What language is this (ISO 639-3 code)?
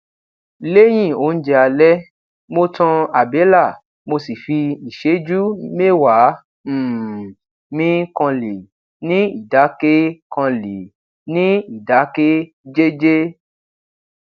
yor